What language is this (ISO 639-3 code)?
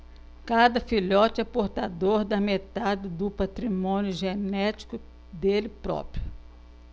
por